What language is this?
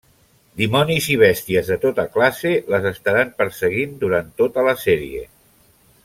Catalan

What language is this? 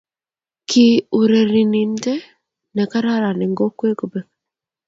Kalenjin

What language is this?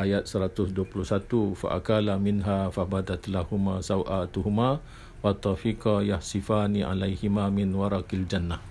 Malay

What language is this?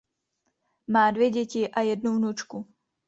Czech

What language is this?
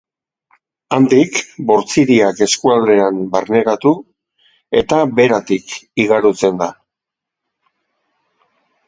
Basque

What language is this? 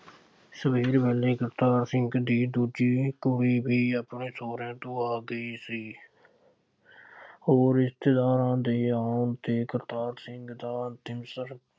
Punjabi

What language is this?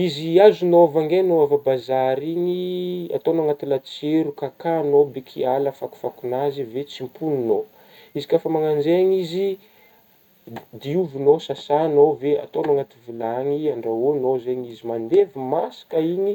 Northern Betsimisaraka Malagasy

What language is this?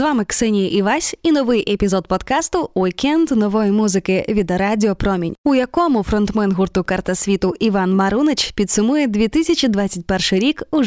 Ukrainian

